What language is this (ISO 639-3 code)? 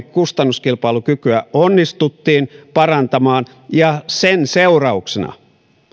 fin